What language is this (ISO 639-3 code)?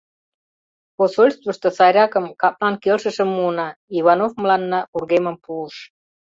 chm